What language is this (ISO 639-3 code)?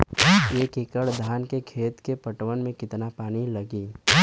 bho